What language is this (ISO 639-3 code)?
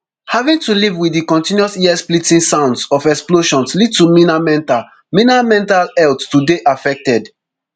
pcm